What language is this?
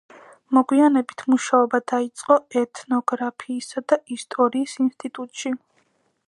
Georgian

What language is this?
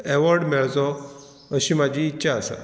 Konkani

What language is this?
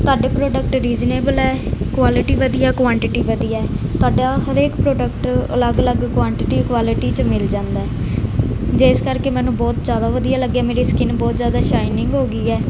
Punjabi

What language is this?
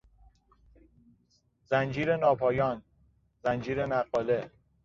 Persian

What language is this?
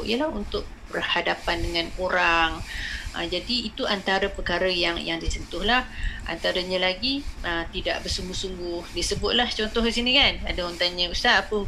Malay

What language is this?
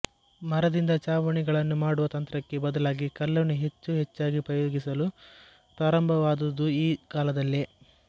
Kannada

